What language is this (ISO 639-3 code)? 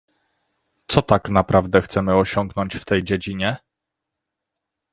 pol